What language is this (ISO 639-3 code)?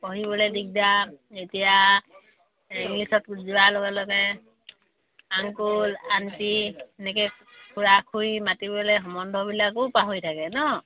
asm